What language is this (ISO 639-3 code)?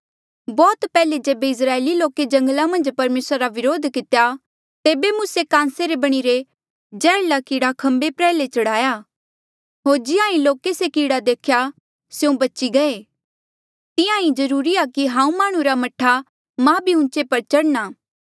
mjl